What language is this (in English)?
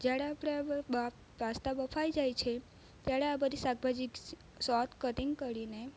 Gujarati